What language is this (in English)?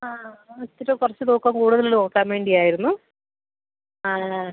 Malayalam